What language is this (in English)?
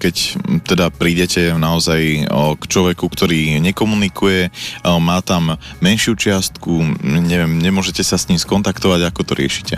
Slovak